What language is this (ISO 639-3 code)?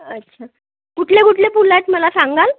mar